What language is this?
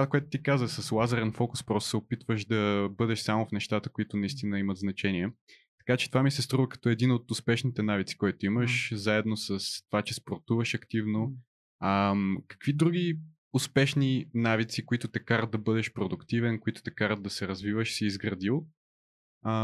Bulgarian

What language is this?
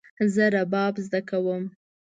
Pashto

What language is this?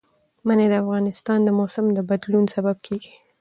Pashto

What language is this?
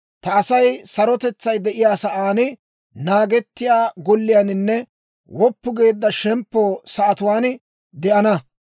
Dawro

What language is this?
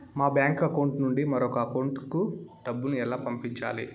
Telugu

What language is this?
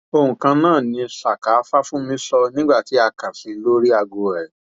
Yoruba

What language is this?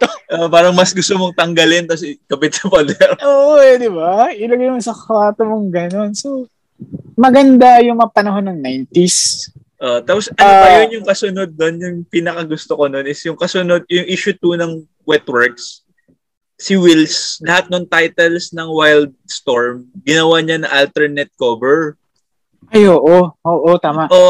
Filipino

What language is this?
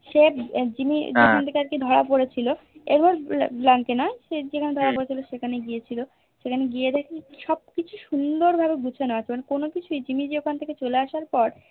Bangla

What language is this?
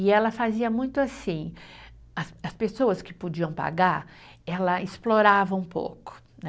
Portuguese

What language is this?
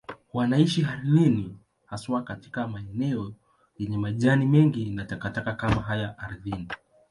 Swahili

